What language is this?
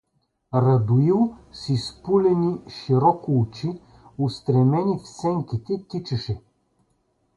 Bulgarian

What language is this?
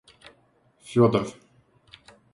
Russian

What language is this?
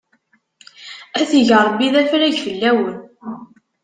Kabyle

